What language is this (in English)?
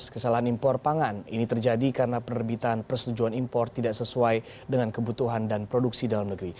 Indonesian